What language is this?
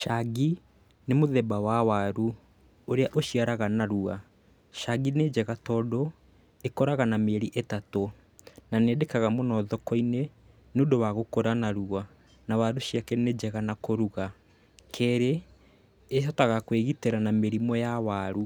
Kikuyu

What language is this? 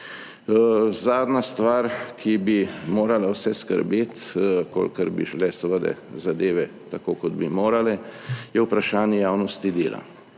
Slovenian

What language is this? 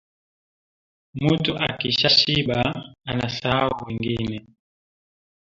Swahili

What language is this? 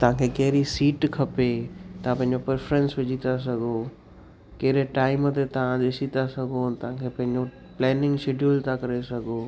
Sindhi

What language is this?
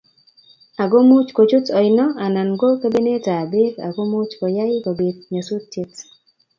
Kalenjin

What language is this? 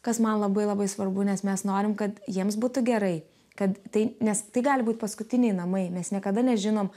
Lithuanian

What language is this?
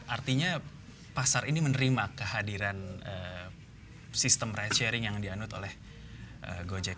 Indonesian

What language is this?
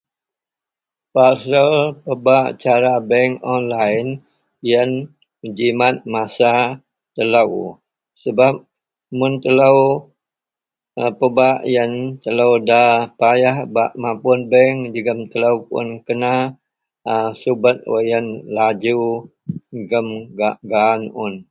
Central Melanau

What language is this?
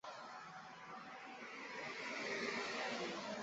Chinese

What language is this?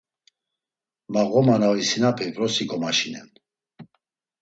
Laz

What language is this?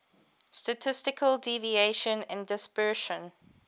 English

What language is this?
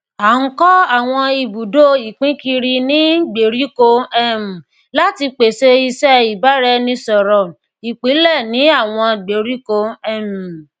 Yoruba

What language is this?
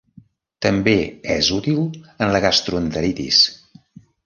Catalan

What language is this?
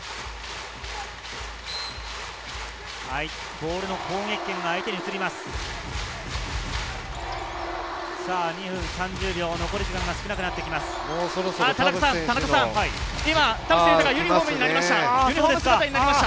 Japanese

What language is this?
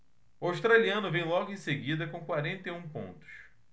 Portuguese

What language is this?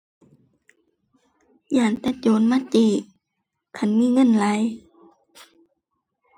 Thai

